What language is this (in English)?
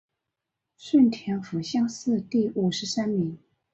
Chinese